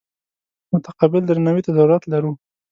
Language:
Pashto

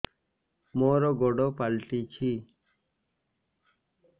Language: Odia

